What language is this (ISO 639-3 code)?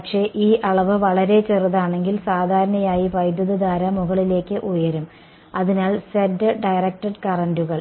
mal